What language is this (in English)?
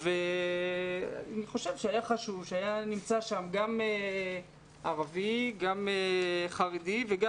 Hebrew